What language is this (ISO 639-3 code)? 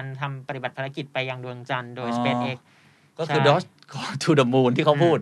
tha